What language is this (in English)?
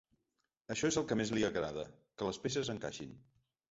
Catalan